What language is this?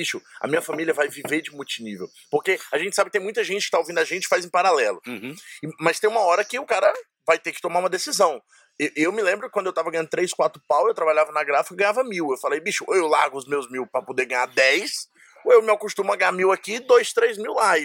Portuguese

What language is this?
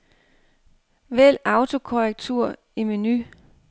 Danish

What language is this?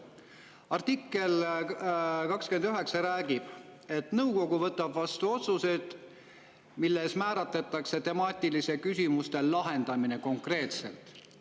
Estonian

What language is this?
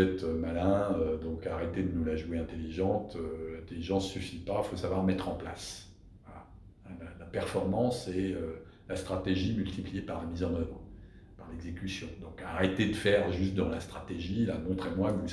French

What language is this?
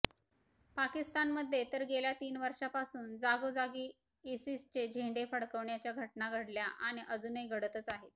Marathi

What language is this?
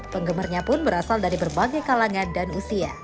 Indonesian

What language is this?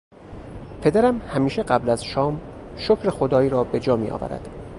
Persian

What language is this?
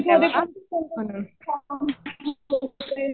Marathi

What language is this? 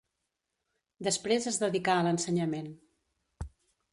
Catalan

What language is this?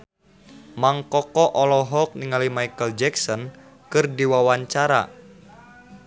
Sundanese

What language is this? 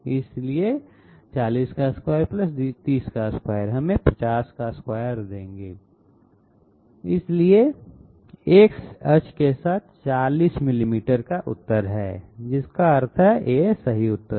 Hindi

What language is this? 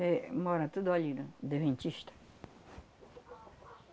Portuguese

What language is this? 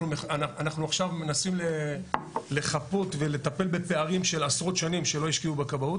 Hebrew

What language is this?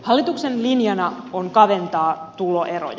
Finnish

